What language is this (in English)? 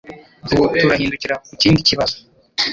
Kinyarwanda